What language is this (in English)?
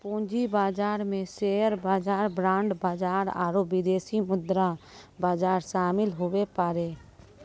Maithili